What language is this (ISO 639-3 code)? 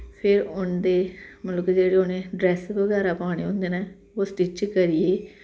doi